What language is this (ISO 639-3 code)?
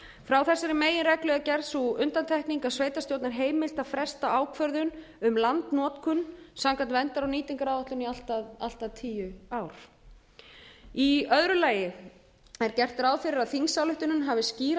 isl